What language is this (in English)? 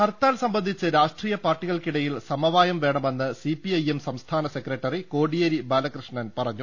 Malayalam